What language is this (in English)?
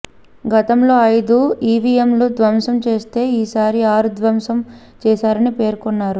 Telugu